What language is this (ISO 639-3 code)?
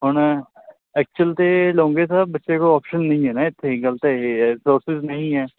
pan